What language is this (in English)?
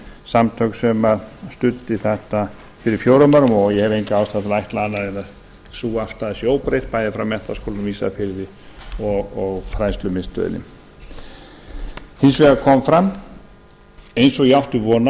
Icelandic